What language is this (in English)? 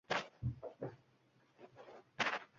Uzbek